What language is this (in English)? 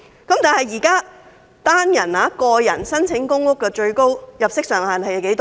Cantonese